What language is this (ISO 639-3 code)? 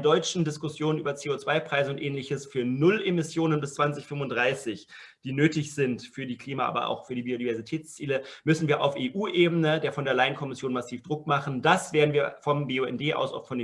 deu